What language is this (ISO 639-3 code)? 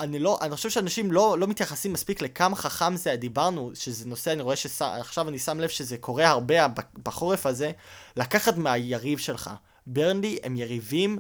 heb